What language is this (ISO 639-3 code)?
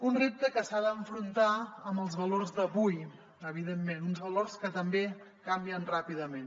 cat